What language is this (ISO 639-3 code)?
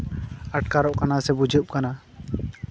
sat